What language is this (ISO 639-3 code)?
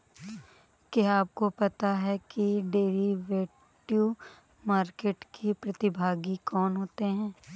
hin